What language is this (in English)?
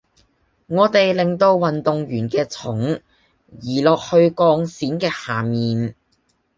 Cantonese